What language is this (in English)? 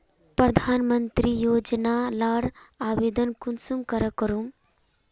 Magahi